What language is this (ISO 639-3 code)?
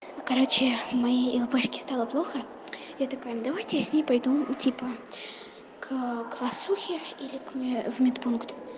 rus